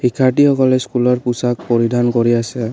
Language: Assamese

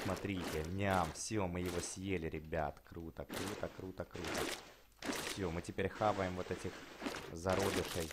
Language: Russian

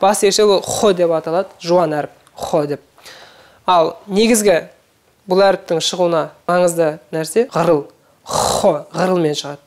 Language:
Turkish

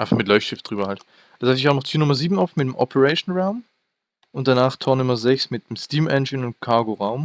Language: German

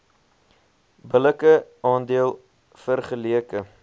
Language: Afrikaans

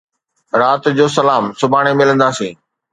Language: Sindhi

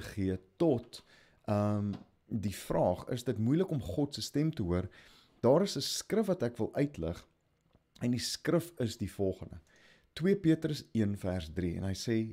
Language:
Dutch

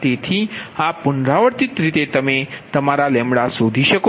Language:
Gujarati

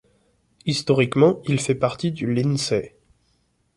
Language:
French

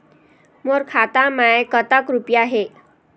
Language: Chhattisgarhi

